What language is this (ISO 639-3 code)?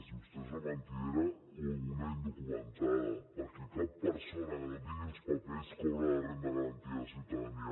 cat